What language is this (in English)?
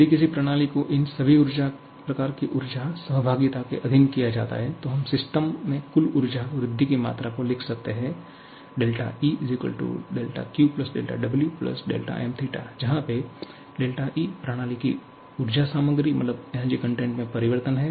Hindi